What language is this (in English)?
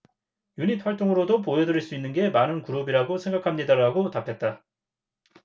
Korean